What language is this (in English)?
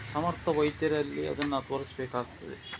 Kannada